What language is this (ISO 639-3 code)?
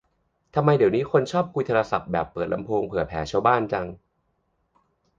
tha